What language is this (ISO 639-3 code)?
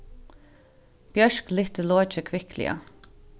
fao